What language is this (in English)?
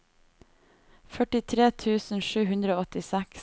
Norwegian